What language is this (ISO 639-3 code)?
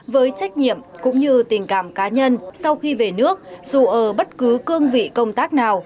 vie